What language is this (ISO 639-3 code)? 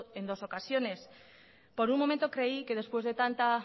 spa